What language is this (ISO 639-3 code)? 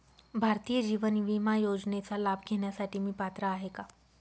mar